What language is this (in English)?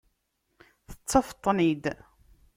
Kabyle